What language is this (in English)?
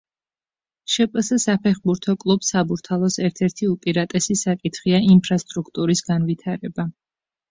Georgian